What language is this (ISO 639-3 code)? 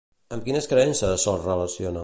cat